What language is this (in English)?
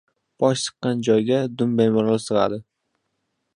Uzbek